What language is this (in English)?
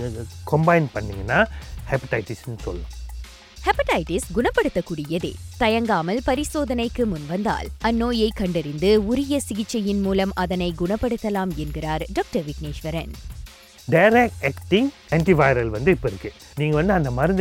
Tamil